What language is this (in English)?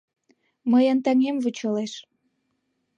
Mari